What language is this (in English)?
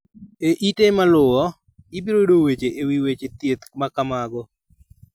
Luo (Kenya and Tanzania)